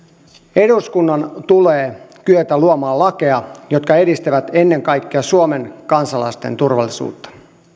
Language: Finnish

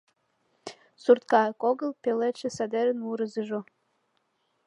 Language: Mari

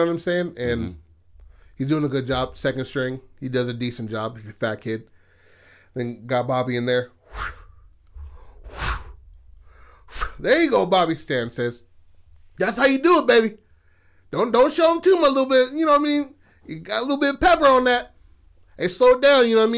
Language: English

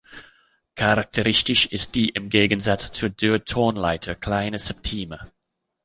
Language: German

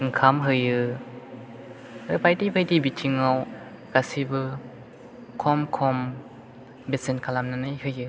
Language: Bodo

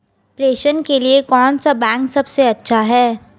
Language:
Hindi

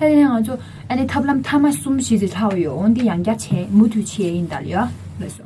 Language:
Korean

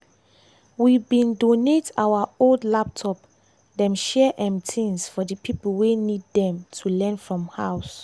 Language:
Nigerian Pidgin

